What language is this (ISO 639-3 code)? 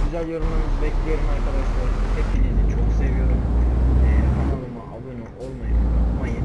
tur